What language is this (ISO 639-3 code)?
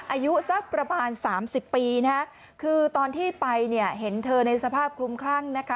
tha